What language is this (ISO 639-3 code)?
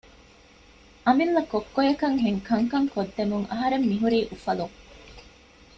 div